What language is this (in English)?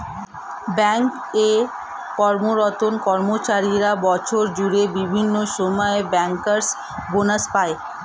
Bangla